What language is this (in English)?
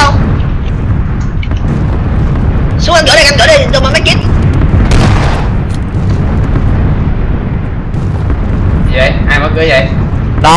Vietnamese